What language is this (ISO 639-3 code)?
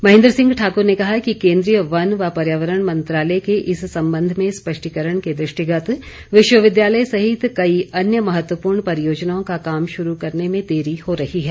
hin